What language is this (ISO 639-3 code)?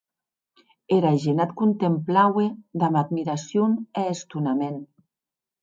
oci